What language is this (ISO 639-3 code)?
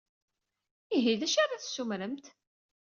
kab